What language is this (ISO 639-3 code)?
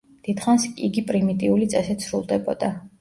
kat